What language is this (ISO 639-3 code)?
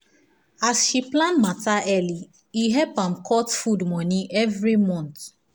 pcm